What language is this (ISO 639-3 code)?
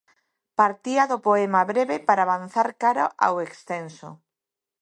glg